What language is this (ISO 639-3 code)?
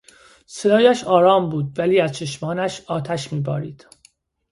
fas